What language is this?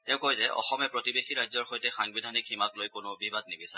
Assamese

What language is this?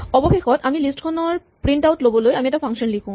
Assamese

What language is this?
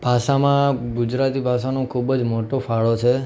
Gujarati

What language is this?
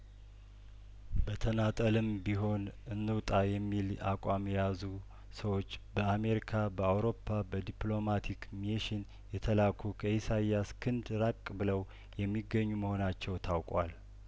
Amharic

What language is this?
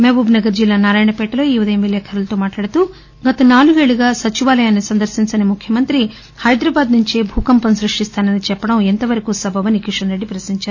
Telugu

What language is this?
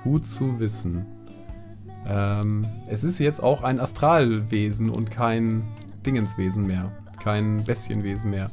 German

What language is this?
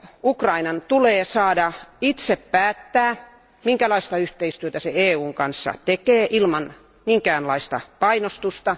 Finnish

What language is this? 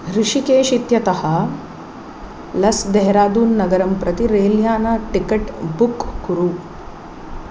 Sanskrit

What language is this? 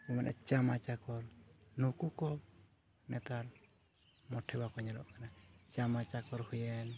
Santali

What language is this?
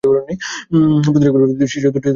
Bangla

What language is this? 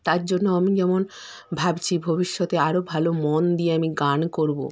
Bangla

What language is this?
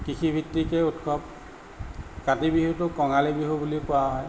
Assamese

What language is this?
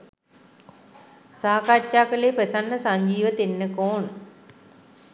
Sinhala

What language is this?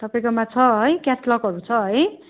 Nepali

